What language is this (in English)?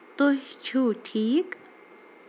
Kashmiri